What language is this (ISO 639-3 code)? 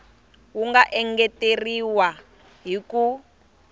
tso